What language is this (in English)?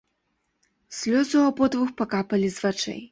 Belarusian